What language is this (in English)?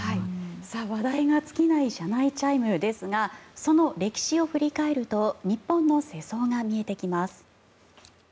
Japanese